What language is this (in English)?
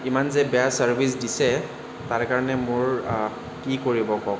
Assamese